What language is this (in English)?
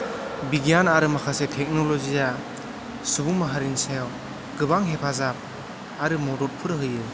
Bodo